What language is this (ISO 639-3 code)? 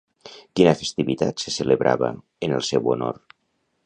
cat